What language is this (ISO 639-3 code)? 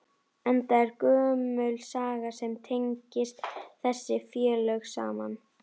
isl